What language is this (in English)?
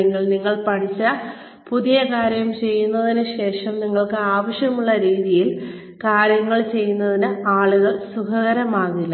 Malayalam